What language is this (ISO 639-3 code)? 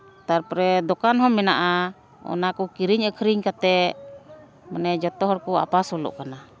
sat